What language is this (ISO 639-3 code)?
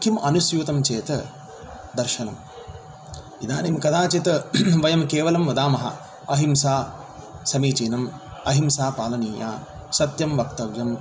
san